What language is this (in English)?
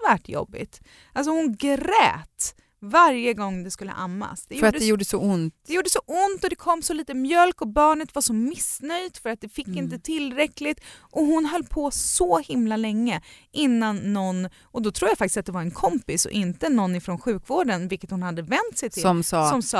Swedish